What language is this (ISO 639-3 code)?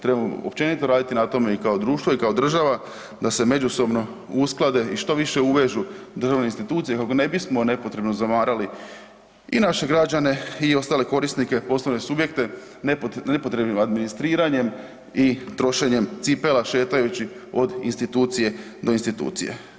hrv